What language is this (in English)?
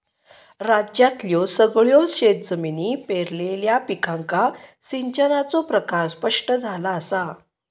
Marathi